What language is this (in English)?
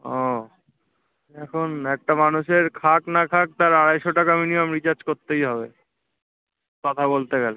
Bangla